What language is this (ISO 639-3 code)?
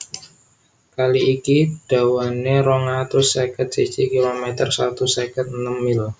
jav